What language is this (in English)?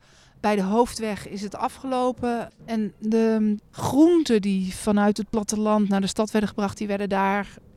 Dutch